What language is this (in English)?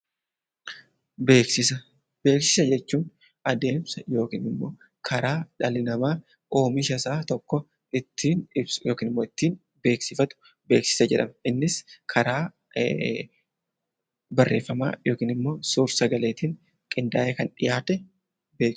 Oromo